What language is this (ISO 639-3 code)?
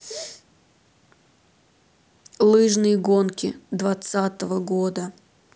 rus